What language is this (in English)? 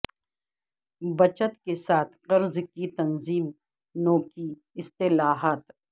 Urdu